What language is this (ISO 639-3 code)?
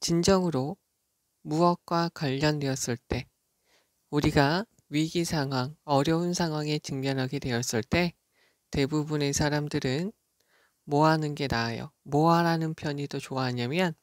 kor